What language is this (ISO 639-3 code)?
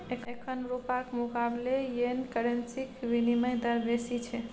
mai